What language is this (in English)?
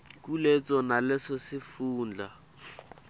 Swati